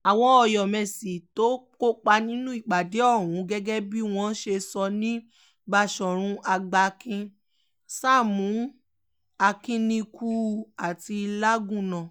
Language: Yoruba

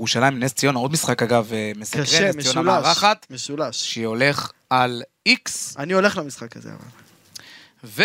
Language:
Hebrew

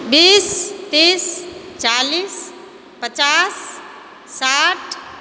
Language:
Maithili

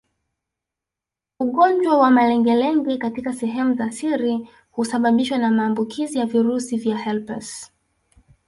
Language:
Swahili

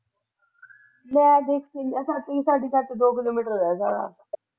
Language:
Punjabi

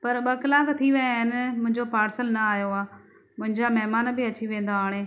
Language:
Sindhi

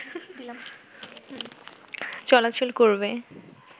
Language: Bangla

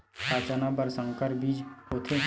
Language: Chhattisgarhi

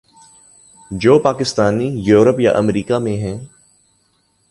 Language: Urdu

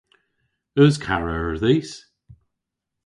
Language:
Cornish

